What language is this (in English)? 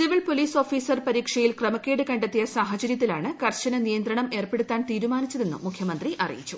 Malayalam